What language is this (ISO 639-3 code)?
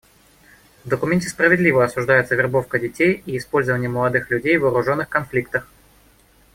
rus